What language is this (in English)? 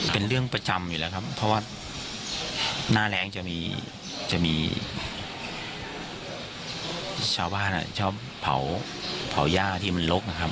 Thai